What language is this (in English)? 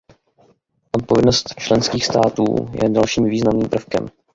Czech